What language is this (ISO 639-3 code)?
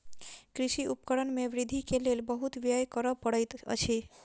mai